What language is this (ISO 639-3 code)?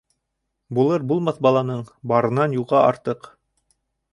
bak